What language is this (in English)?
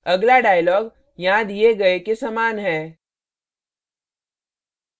Hindi